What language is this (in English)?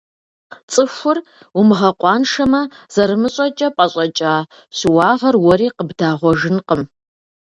Kabardian